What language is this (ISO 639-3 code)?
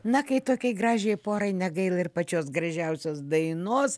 lit